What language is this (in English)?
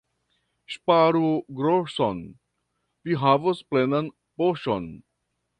Esperanto